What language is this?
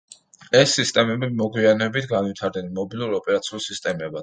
Georgian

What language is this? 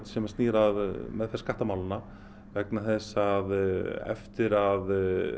Icelandic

